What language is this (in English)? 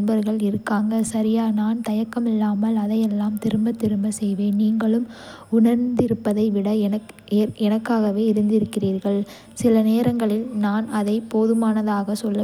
Kota (India)